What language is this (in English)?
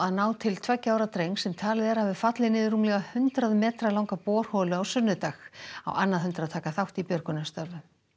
Icelandic